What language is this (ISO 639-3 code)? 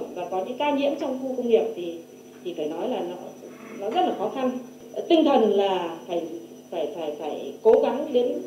vie